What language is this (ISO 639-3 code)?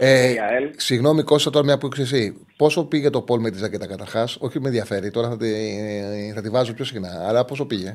ell